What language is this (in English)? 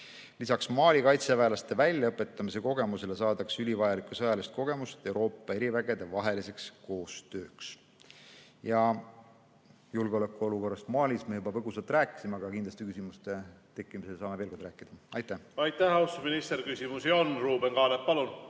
Estonian